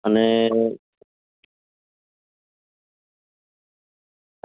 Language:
Gujarati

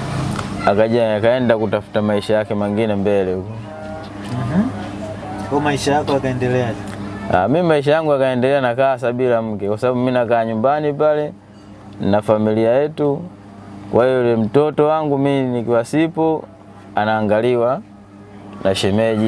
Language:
Indonesian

